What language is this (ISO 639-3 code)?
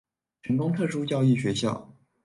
zho